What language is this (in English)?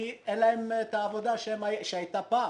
Hebrew